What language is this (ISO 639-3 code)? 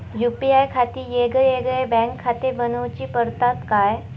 mar